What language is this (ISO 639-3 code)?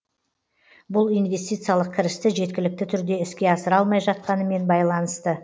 kaz